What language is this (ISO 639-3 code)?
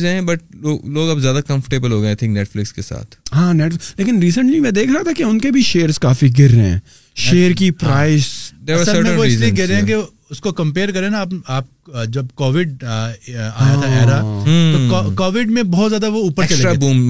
urd